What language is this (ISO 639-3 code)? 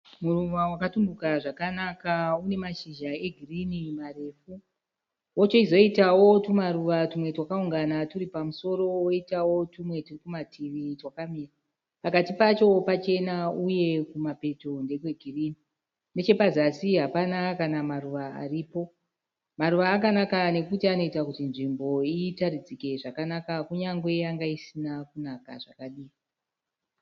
sna